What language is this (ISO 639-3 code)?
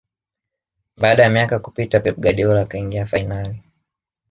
swa